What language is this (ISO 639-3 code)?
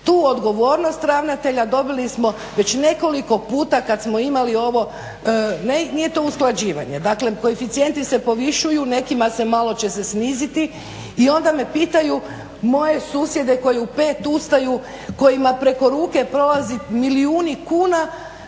hrv